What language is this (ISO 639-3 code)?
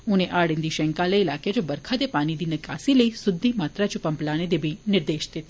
doi